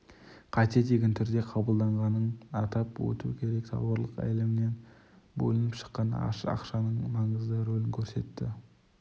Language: Kazakh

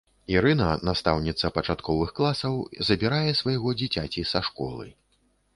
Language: Belarusian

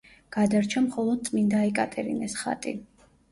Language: Georgian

